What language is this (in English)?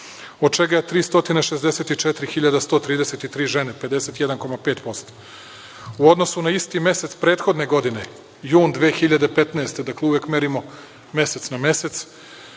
Serbian